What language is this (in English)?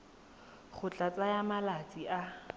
Tswana